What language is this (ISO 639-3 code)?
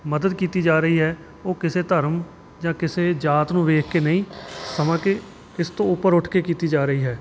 pan